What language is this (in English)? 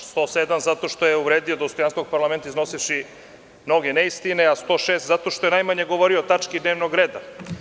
Serbian